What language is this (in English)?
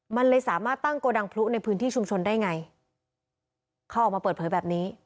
Thai